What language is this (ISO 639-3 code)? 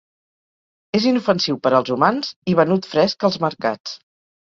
cat